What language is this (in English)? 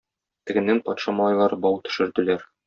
Tatar